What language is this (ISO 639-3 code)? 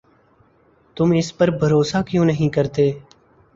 urd